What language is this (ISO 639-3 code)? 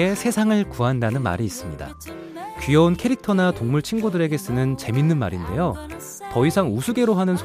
kor